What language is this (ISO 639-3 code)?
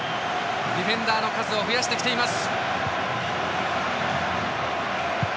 jpn